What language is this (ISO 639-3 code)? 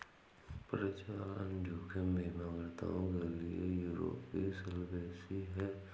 hin